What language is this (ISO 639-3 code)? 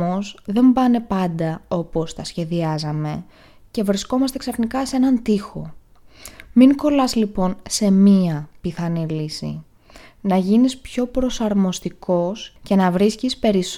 ell